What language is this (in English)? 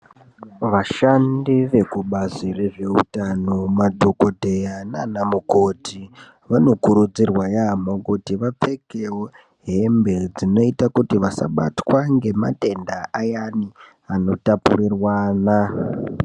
Ndau